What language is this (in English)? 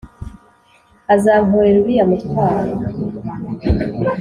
Kinyarwanda